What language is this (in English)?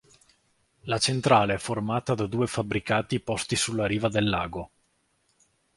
Italian